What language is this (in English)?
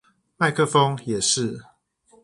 Chinese